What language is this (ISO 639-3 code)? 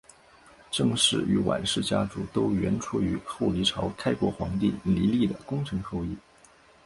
zho